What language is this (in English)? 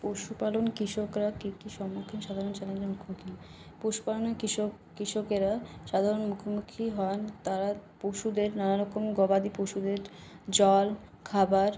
Bangla